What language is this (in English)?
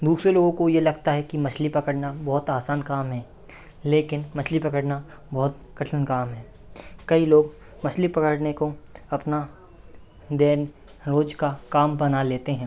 Hindi